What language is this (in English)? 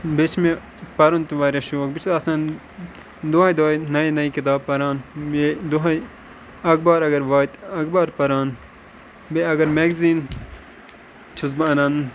Kashmiri